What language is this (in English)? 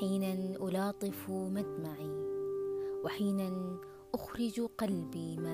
Arabic